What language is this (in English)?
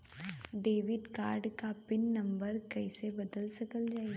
Bhojpuri